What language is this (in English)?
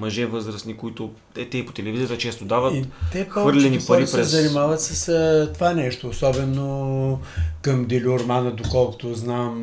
Bulgarian